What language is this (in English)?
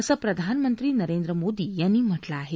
Marathi